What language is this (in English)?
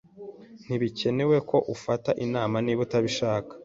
Kinyarwanda